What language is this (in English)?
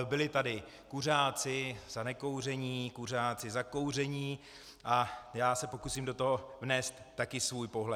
Czech